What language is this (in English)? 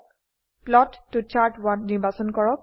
Assamese